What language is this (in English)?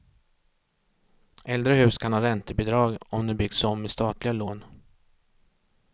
Swedish